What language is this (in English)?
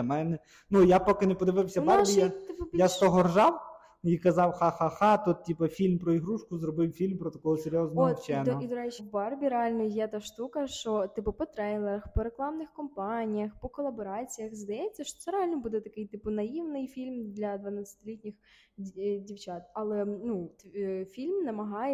Ukrainian